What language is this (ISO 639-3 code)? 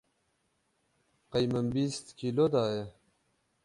kur